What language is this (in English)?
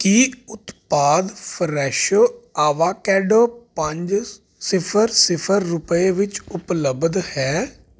Punjabi